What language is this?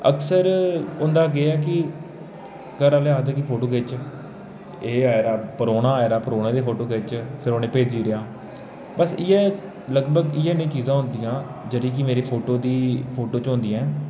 Dogri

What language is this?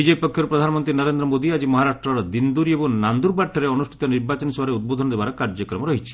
Odia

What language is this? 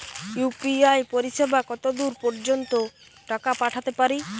Bangla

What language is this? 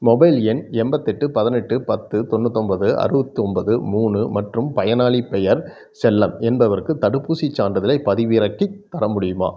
Tamil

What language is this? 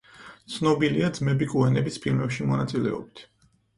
Georgian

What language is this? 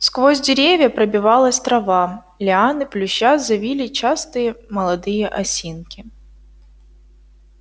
Russian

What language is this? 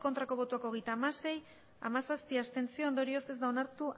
Basque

